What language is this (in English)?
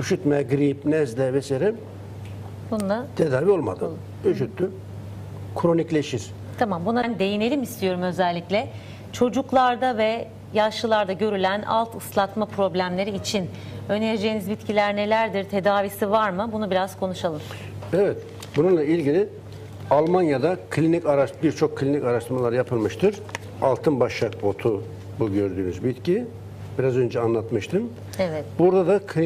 Turkish